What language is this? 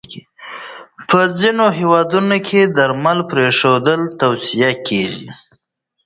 Pashto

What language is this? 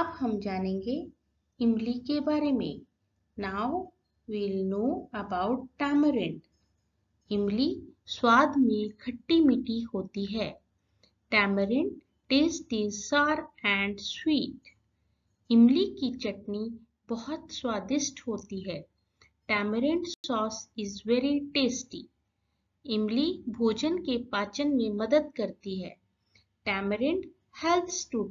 Hindi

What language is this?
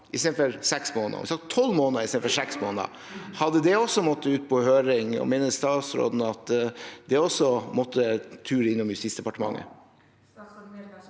Norwegian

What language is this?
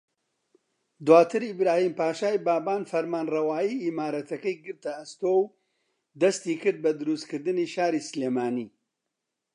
Central Kurdish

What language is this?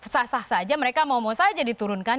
Indonesian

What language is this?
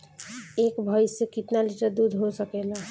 Bhojpuri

